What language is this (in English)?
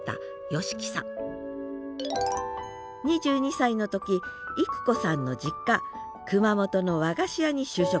Japanese